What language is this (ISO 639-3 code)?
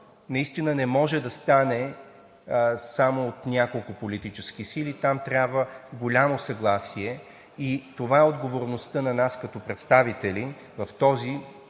bul